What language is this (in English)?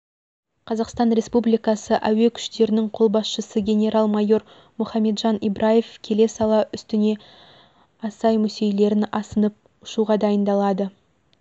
Kazakh